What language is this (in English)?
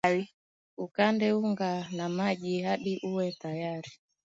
Swahili